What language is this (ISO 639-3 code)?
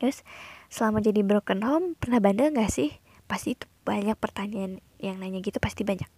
ind